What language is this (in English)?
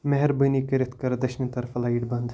Kashmiri